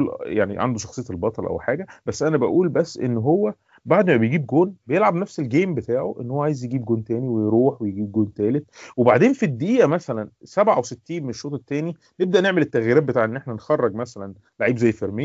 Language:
Arabic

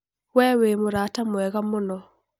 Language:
Kikuyu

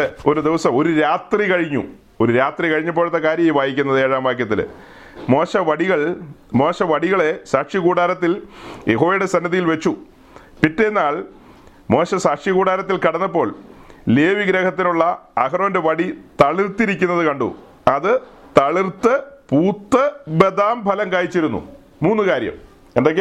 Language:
Malayalam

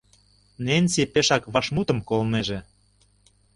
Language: Mari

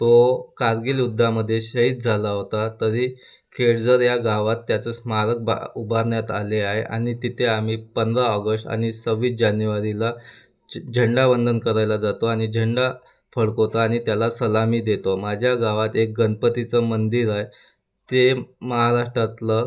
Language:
Marathi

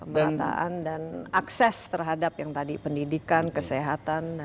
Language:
Indonesian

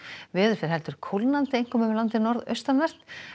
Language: Icelandic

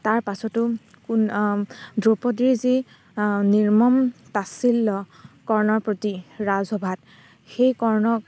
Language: Assamese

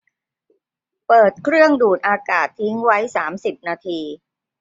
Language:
Thai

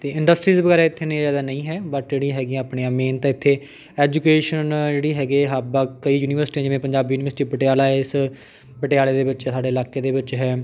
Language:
Punjabi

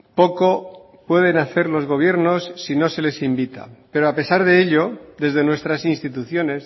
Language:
Spanish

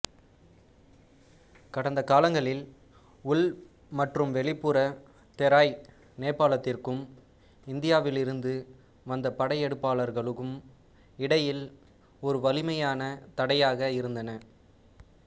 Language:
Tamil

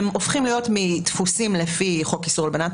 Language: Hebrew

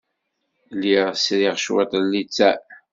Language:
Kabyle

